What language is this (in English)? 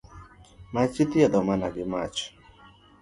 Luo (Kenya and Tanzania)